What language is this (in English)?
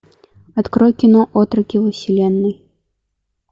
Russian